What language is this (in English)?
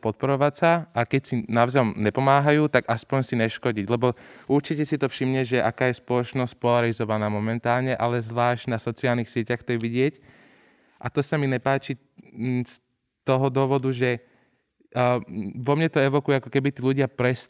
Slovak